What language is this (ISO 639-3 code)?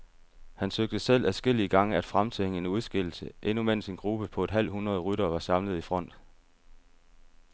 dan